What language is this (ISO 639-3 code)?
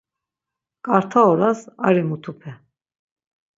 lzz